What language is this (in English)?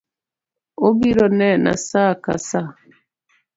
Luo (Kenya and Tanzania)